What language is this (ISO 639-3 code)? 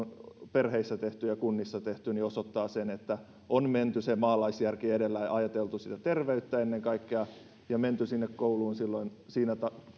fin